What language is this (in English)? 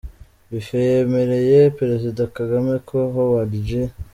Kinyarwanda